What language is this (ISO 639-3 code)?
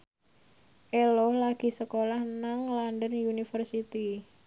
jav